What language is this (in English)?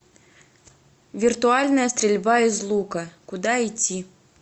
Russian